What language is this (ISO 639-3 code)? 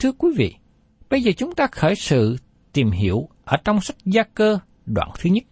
vie